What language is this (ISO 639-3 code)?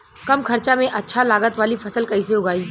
bho